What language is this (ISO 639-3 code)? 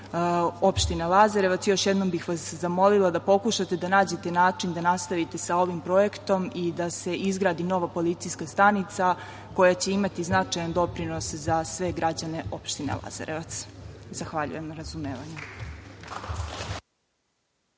srp